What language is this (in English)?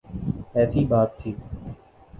Urdu